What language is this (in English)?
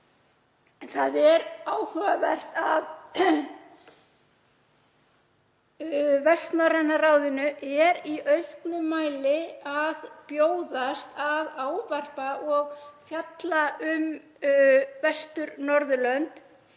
Icelandic